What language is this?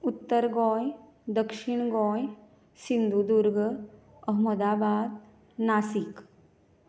Konkani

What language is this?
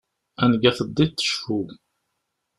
Kabyle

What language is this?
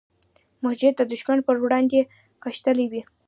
Pashto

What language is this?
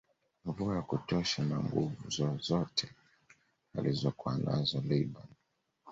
Swahili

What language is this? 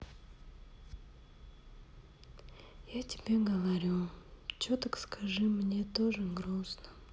Russian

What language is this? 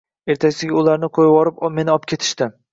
Uzbek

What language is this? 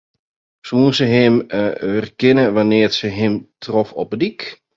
Western Frisian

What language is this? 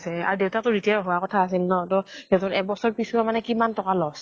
Assamese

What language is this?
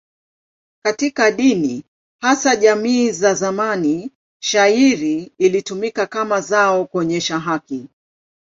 Swahili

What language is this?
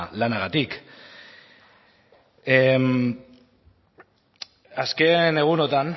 Basque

